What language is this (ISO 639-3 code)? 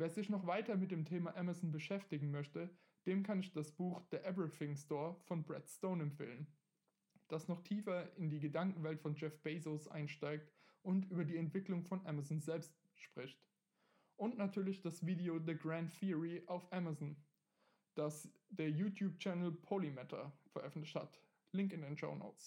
deu